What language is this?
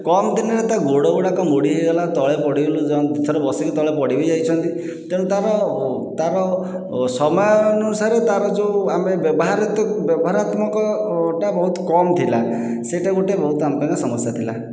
Odia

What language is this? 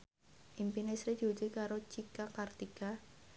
Javanese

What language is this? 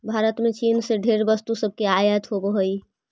Magahi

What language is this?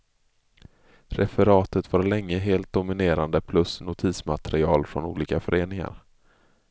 Swedish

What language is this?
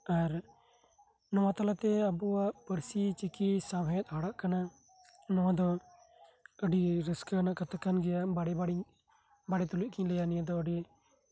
Santali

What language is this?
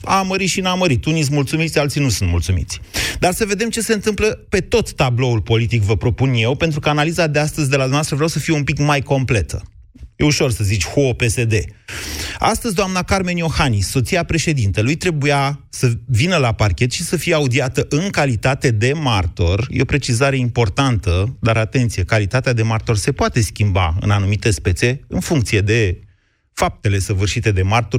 Romanian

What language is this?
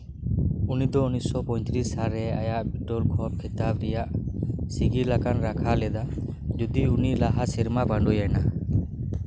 Santali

